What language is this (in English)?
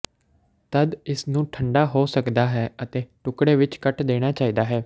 Punjabi